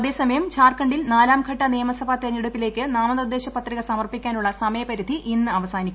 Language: Malayalam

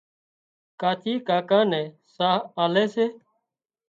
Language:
Wadiyara Koli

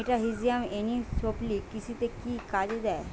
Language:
Bangla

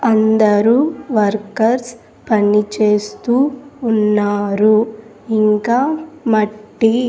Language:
Telugu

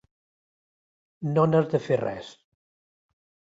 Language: Catalan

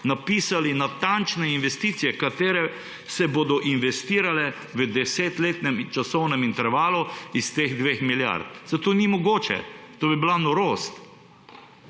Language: Slovenian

